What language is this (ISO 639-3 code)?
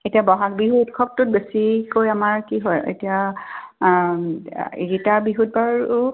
asm